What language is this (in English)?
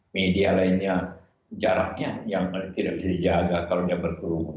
Indonesian